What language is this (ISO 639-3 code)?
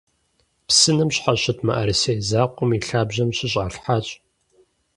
kbd